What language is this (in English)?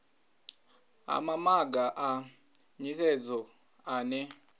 Venda